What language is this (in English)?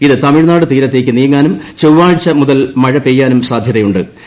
Malayalam